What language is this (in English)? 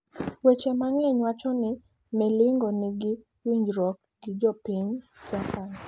Luo (Kenya and Tanzania)